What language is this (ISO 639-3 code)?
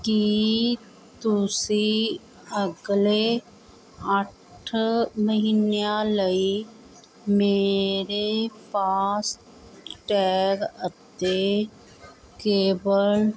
pan